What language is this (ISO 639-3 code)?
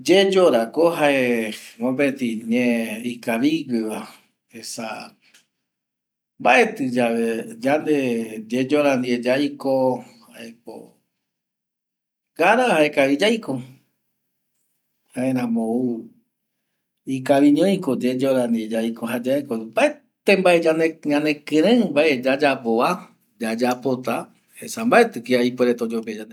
gui